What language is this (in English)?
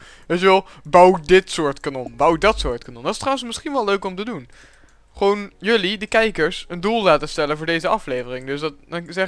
Dutch